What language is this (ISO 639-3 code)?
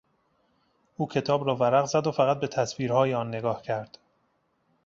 fas